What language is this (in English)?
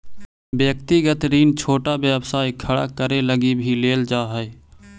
Magahi